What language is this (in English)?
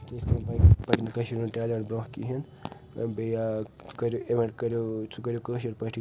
Kashmiri